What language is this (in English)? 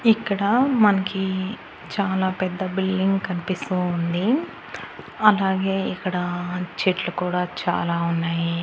Telugu